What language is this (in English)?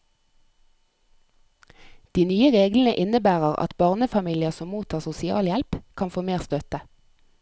Norwegian